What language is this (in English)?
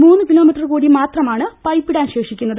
Malayalam